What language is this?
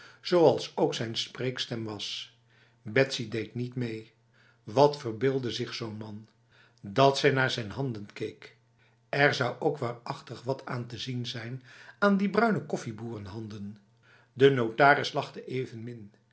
Dutch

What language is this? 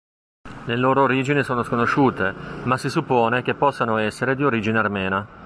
Italian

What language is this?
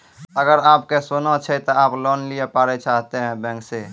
Maithili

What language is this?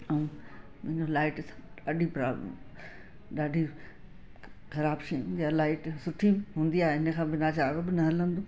Sindhi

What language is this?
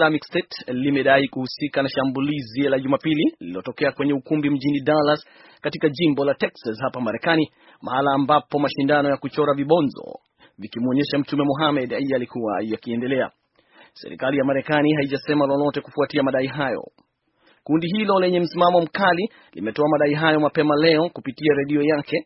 Swahili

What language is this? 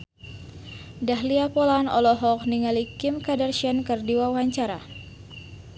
Sundanese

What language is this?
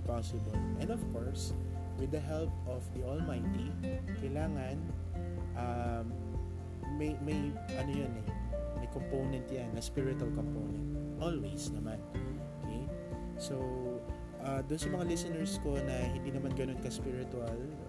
Filipino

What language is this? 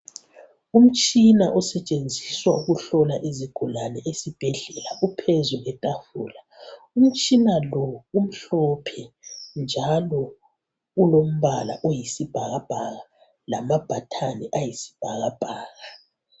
North Ndebele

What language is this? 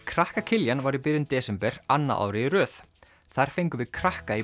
Icelandic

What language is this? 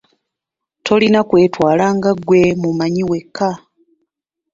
Ganda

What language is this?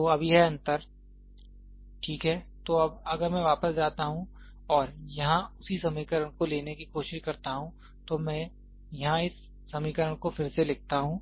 Hindi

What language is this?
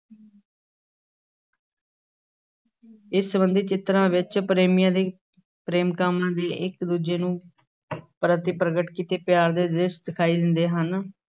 Punjabi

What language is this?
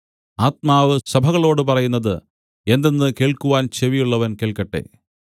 Malayalam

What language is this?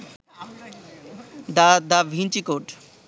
Bangla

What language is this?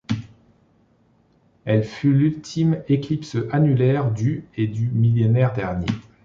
French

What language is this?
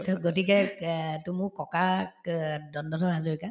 Assamese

